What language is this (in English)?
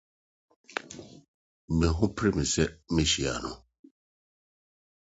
Akan